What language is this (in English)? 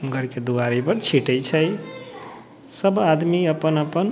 Maithili